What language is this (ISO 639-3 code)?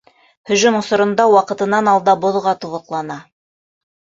bak